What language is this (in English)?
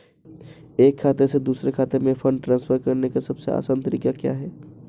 Hindi